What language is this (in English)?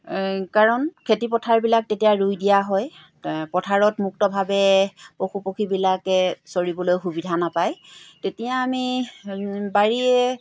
Assamese